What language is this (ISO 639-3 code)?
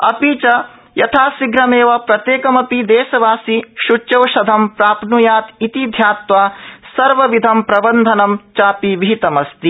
san